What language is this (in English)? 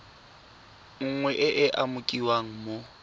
Tswana